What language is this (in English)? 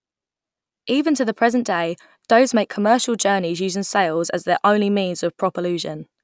English